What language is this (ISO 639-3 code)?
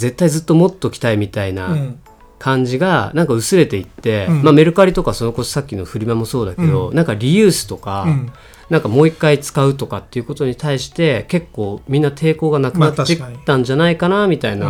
jpn